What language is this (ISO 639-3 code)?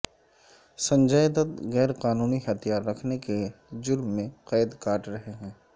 urd